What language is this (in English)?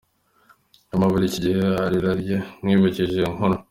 Kinyarwanda